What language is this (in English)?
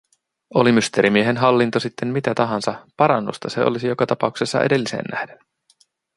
Finnish